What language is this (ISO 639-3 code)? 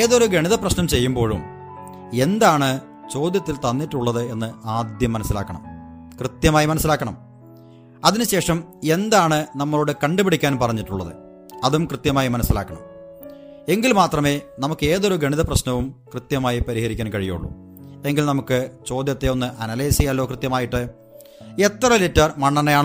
mal